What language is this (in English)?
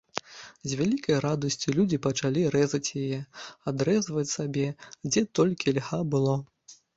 Belarusian